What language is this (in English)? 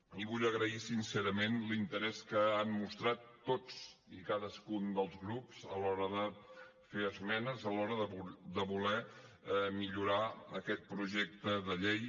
Catalan